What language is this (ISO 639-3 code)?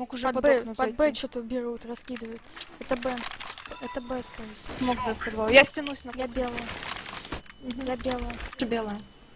rus